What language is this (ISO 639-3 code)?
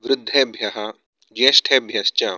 san